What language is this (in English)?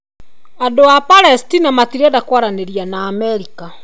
Kikuyu